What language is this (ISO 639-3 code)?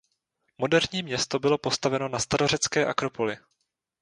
ces